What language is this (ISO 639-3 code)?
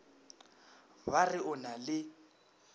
nso